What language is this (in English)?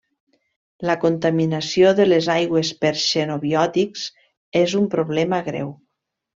Catalan